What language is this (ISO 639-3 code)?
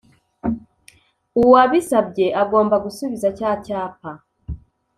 kin